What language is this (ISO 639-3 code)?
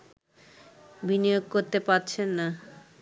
ben